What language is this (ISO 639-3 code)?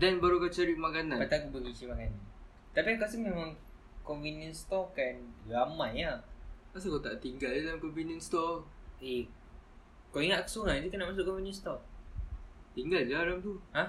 msa